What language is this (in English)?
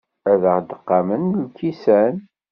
Kabyle